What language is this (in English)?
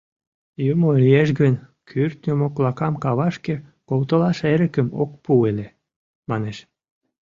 Mari